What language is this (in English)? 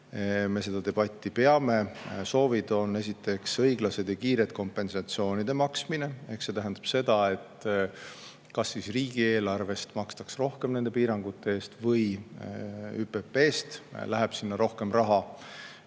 Estonian